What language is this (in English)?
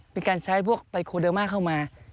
Thai